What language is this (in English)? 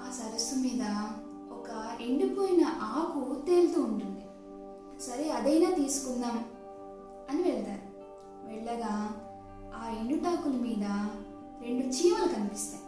Telugu